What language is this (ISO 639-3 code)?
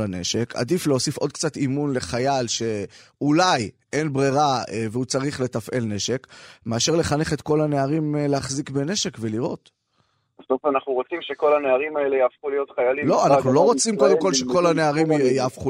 heb